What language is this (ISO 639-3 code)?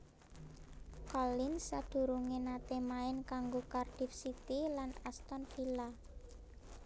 jav